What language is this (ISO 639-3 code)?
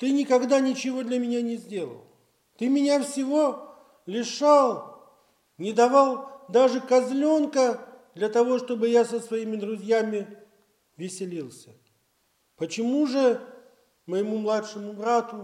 rus